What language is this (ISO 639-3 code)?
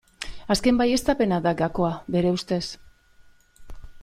eus